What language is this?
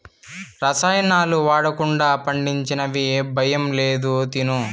Telugu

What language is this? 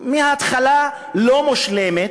Hebrew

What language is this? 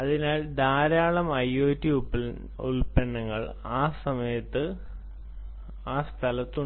Malayalam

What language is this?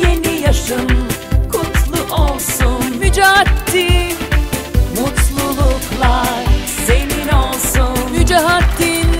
Turkish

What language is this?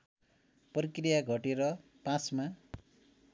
Nepali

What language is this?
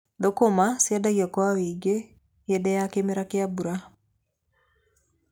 Kikuyu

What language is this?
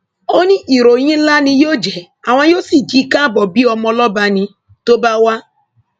Yoruba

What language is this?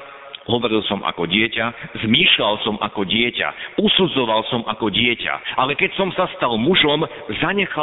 Slovak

